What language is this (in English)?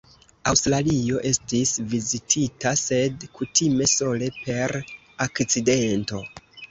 Esperanto